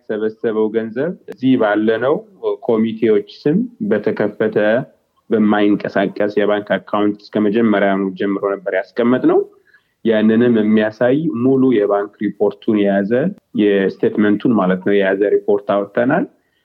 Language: Amharic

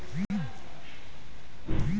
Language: Maithili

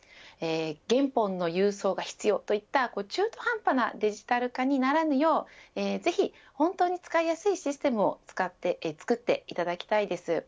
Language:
Japanese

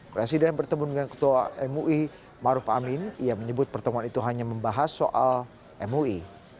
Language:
Indonesian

